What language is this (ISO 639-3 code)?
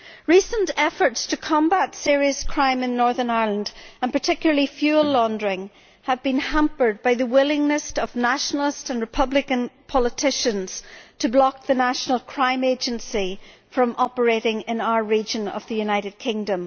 eng